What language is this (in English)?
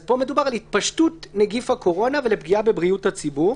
Hebrew